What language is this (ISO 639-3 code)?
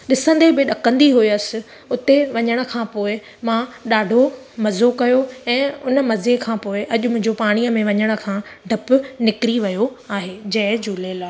snd